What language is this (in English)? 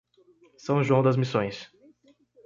Portuguese